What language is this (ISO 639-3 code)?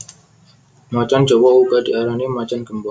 jav